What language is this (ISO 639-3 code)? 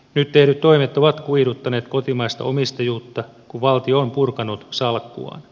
fin